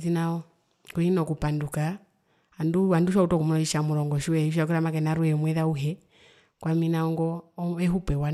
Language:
Herero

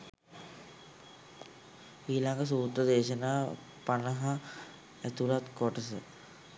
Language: Sinhala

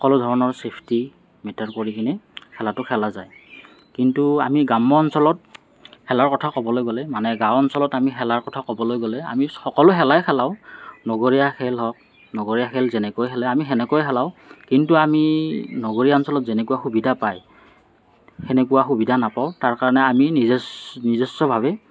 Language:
Assamese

